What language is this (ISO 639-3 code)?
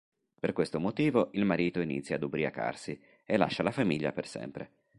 ita